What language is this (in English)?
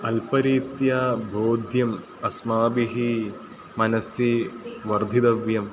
Sanskrit